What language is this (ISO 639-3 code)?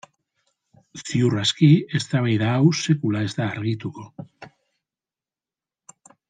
eus